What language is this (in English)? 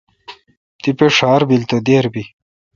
Kalkoti